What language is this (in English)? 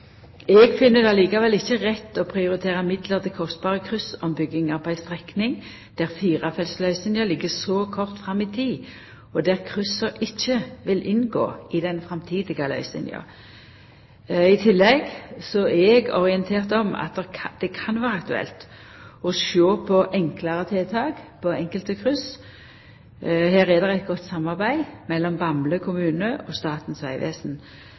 Norwegian Nynorsk